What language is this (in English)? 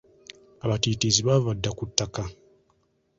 Ganda